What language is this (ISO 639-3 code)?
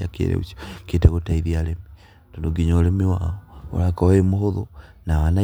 kik